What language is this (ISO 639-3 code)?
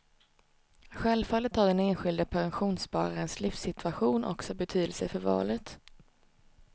swe